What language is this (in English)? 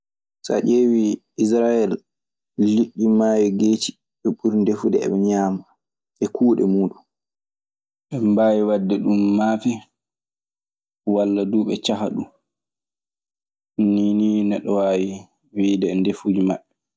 Maasina Fulfulde